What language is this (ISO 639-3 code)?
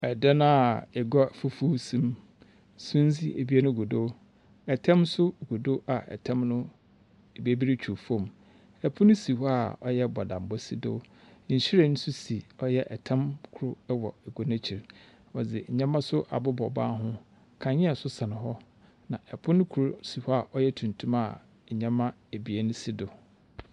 aka